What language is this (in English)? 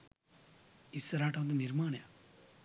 Sinhala